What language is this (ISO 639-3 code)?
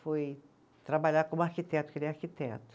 por